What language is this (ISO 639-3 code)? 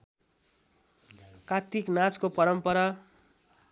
nep